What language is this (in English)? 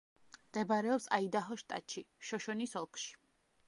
Georgian